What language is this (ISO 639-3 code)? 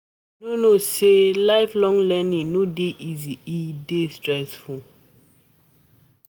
pcm